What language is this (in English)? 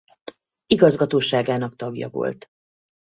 Hungarian